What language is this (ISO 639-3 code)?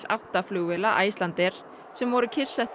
isl